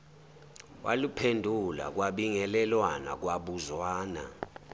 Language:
Zulu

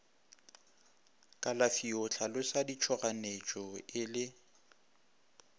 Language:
Northern Sotho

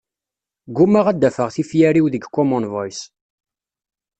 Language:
Kabyle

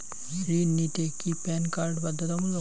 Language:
Bangla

